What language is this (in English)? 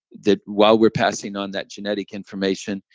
English